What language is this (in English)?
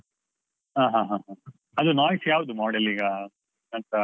Kannada